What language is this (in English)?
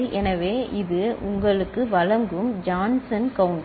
Tamil